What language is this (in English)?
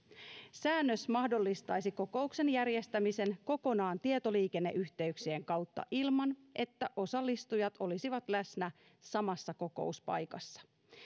Finnish